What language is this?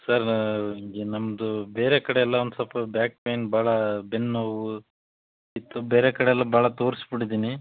Kannada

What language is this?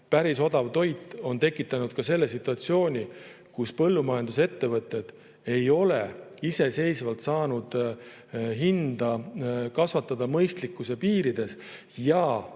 Estonian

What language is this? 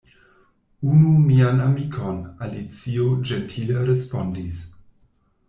Esperanto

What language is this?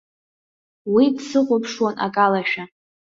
Abkhazian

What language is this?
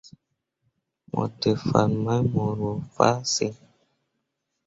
Mundang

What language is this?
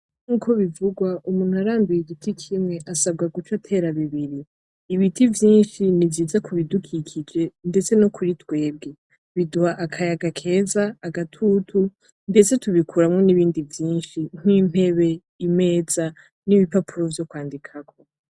Rundi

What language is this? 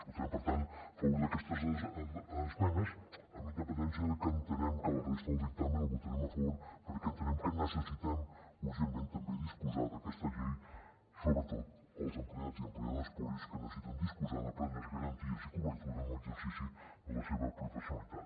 Catalan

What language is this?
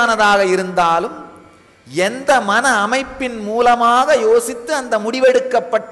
Tamil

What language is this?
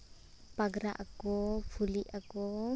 Santali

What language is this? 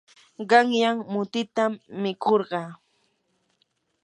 Yanahuanca Pasco Quechua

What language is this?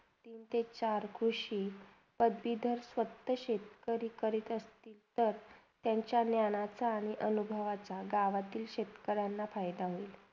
Marathi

